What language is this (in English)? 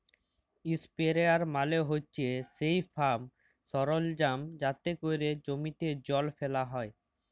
Bangla